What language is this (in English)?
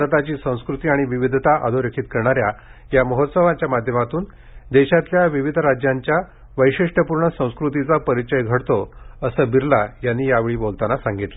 Marathi